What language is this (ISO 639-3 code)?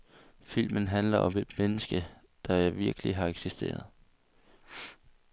dan